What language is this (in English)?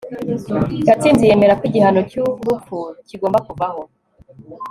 Kinyarwanda